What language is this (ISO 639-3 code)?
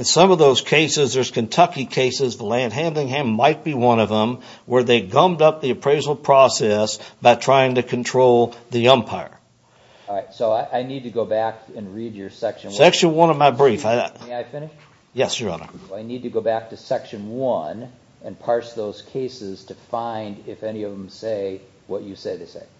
eng